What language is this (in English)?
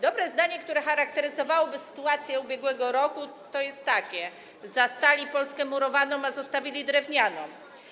Polish